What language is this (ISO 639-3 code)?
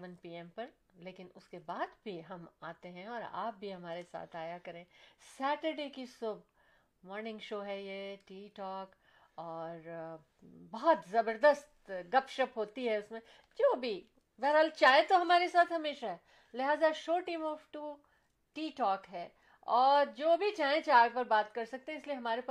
urd